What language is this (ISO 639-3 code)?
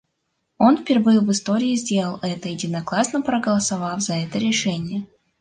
rus